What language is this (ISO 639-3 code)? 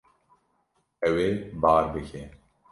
kur